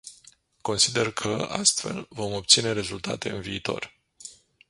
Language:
Romanian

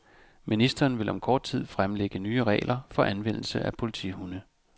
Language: Danish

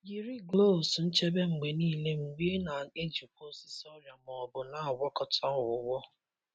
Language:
Igbo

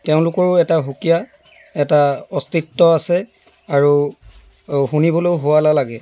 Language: Assamese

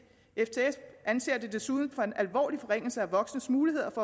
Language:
Danish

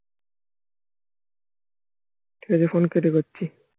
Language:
Bangla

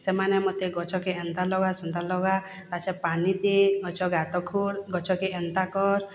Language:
Odia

